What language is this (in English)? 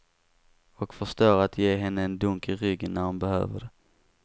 Swedish